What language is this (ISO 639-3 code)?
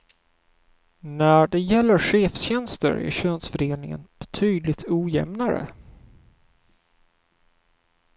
swe